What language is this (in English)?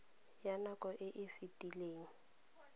Tswana